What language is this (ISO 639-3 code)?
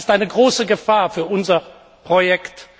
deu